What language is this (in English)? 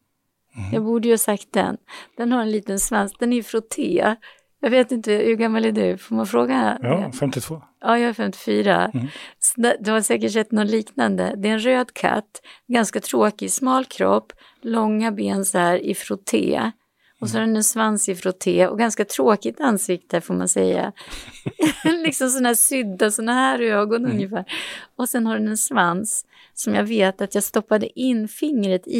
Swedish